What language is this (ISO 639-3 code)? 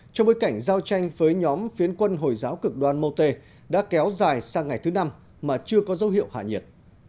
vie